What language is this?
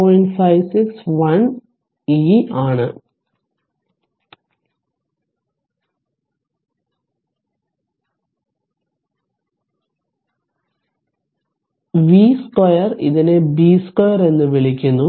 Malayalam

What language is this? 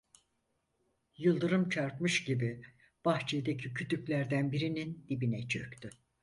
Turkish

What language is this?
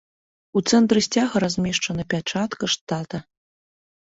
Belarusian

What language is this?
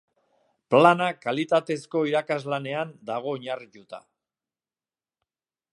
Basque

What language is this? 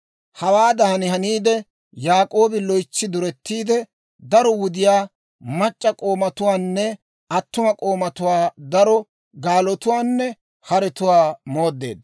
Dawro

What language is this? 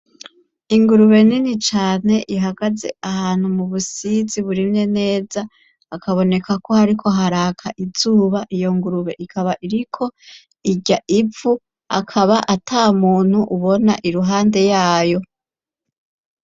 Rundi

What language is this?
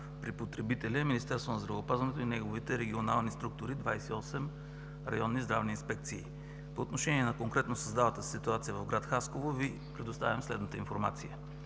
Bulgarian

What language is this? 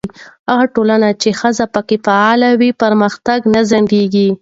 Pashto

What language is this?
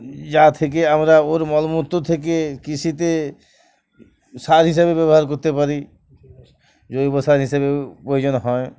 Bangla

